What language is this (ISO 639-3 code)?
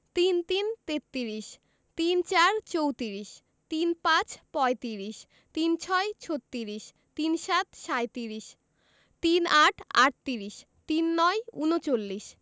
ben